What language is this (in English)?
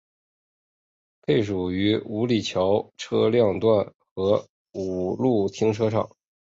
Chinese